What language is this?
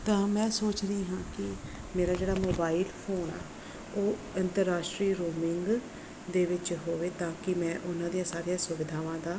Punjabi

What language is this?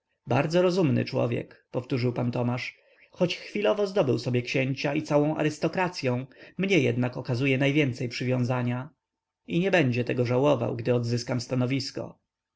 Polish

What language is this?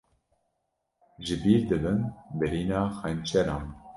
Kurdish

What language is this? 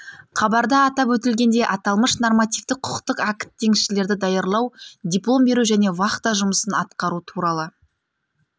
Kazakh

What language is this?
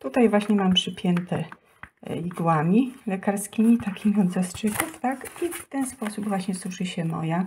Polish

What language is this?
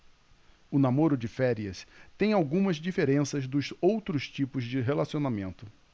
Portuguese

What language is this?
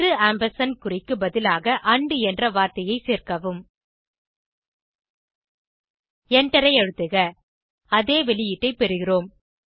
Tamil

